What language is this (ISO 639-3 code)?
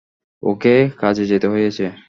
ben